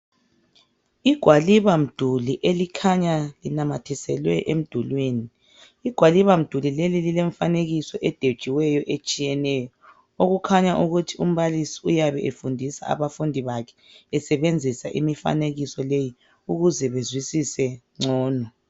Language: North Ndebele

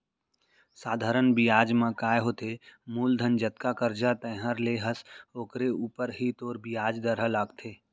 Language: Chhattisgarhi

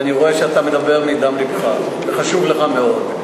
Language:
Hebrew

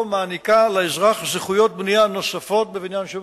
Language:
Hebrew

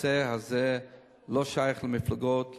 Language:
Hebrew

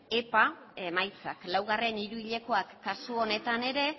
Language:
Basque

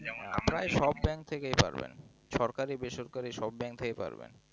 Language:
Bangla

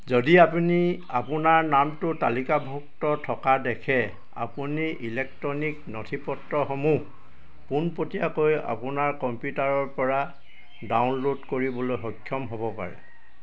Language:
Assamese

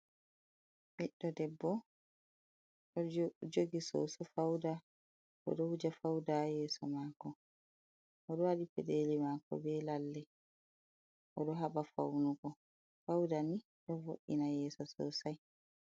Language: Fula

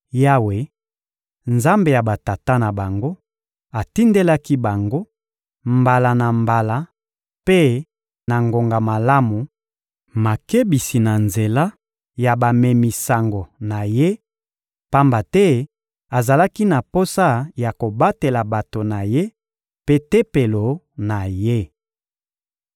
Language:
Lingala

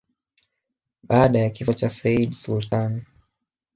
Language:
Swahili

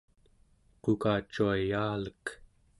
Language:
Central Yupik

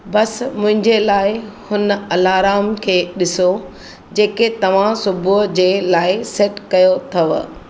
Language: Sindhi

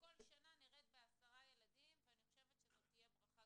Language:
Hebrew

